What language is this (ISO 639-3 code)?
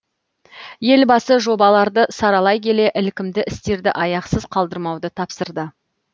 kaz